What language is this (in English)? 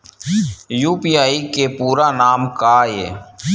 Chhattisgarhi